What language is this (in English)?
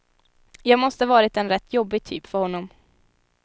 Swedish